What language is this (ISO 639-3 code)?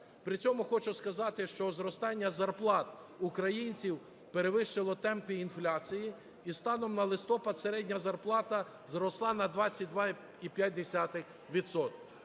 ukr